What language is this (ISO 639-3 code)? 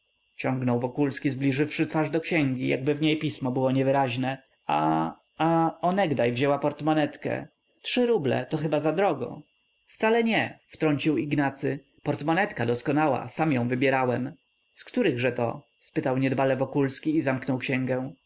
pol